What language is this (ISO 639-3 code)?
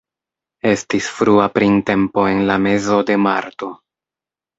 epo